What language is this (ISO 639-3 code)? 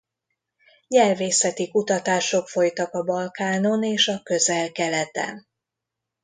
hun